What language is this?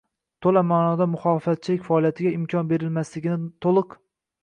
Uzbek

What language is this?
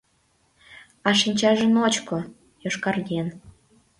Mari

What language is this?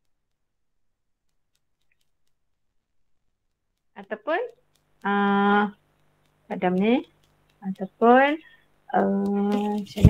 Malay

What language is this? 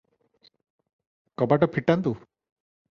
Odia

